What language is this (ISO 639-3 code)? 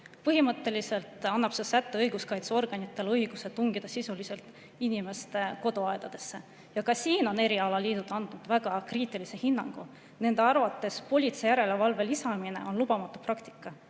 est